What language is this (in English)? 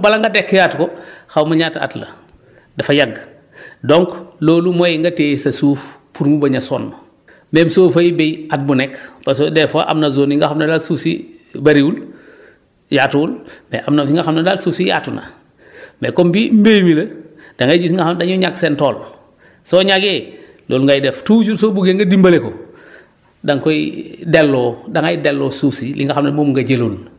Wolof